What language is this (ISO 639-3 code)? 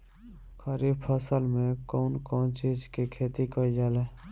bho